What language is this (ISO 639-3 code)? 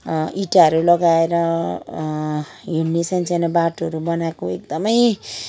nep